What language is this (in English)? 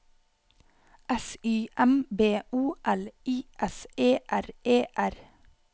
Norwegian